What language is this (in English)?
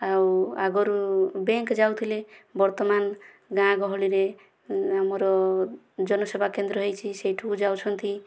Odia